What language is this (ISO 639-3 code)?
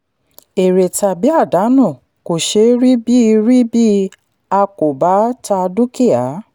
yor